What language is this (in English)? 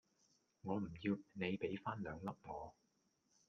Cantonese